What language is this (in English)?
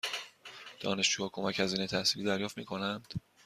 Persian